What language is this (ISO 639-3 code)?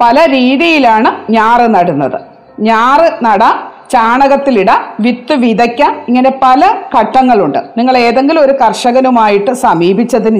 mal